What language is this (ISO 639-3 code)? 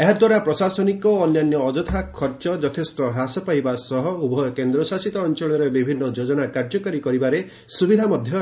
ori